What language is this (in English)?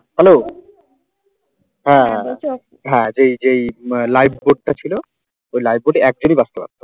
Bangla